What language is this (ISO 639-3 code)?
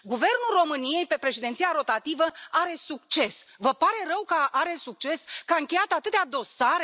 ron